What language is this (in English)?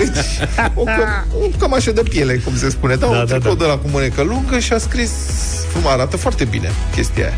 Romanian